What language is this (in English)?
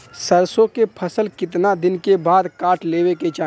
Bhojpuri